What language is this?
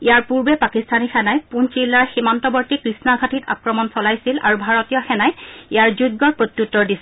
Assamese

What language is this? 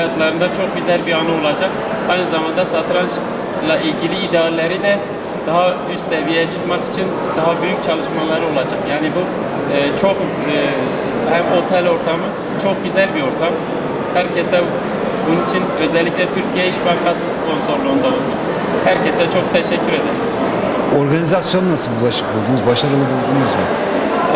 Turkish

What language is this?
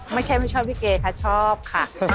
Thai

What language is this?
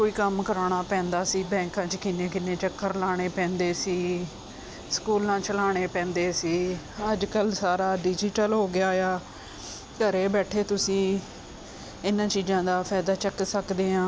Punjabi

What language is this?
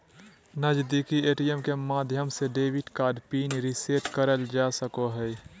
Magahi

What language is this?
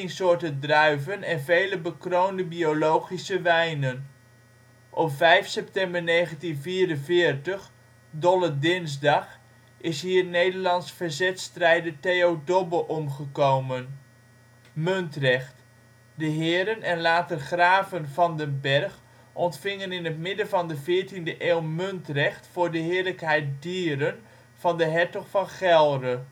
Dutch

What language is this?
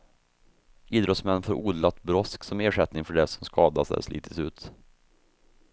Swedish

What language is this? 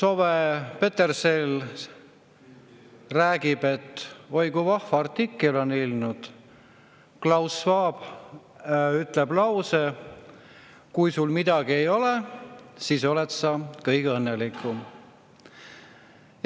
Estonian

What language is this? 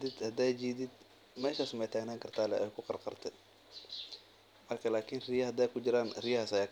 Somali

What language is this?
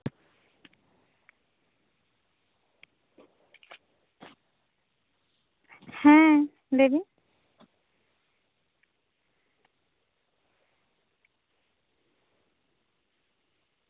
Santali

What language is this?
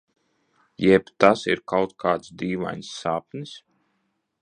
Latvian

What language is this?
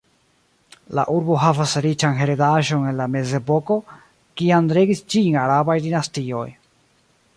Esperanto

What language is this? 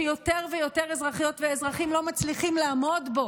Hebrew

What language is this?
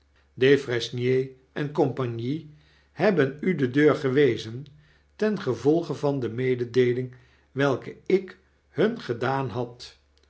Dutch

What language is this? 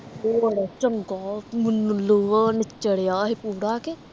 Punjabi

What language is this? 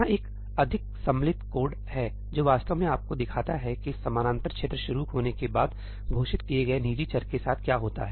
Hindi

